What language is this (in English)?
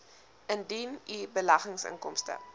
Afrikaans